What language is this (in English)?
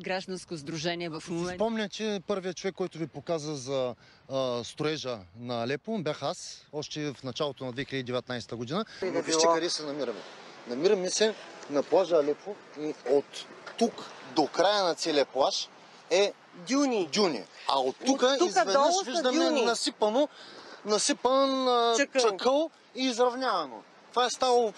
Bulgarian